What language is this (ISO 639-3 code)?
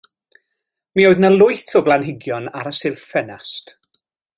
cym